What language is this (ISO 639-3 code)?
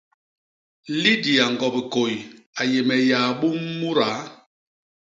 bas